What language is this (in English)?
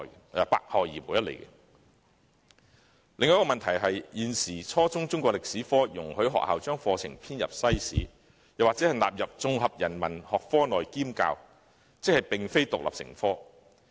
Cantonese